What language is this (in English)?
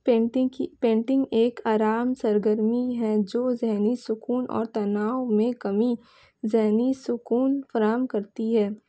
Urdu